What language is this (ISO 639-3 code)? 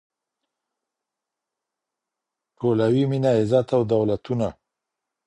pus